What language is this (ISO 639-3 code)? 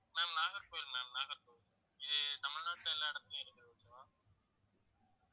tam